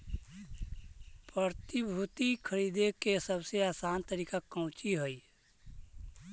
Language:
Magahi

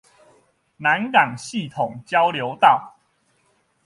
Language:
Chinese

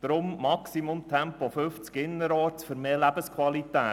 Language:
Swiss German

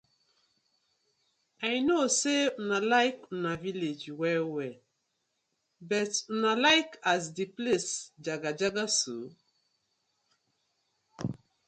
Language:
Nigerian Pidgin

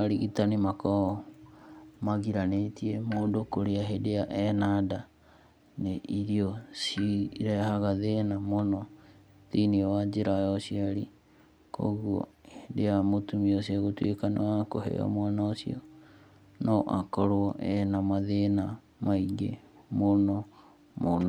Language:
Kikuyu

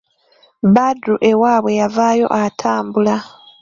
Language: Ganda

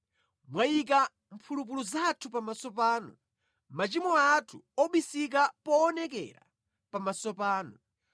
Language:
Nyanja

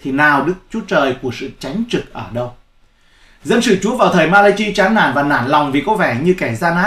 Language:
Vietnamese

